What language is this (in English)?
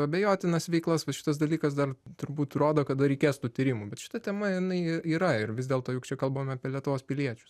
Lithuanian